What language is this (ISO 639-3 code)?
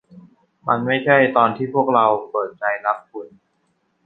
tha